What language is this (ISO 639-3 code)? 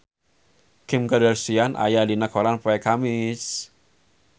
sun